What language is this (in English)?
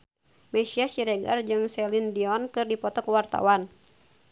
Sundanese